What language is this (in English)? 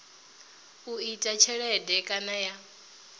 Venda